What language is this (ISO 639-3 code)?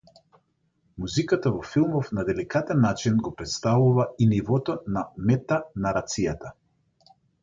mkd